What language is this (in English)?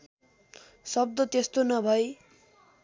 Nepali